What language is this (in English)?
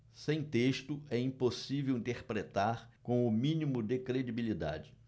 Portuguese